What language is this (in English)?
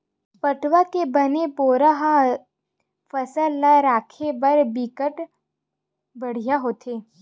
Chhattisgarhi